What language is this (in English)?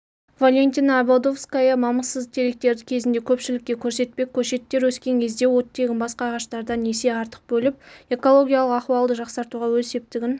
Kazakh